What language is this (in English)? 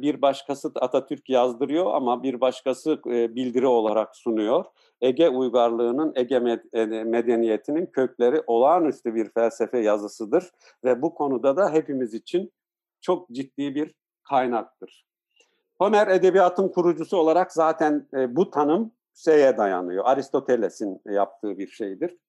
Turkish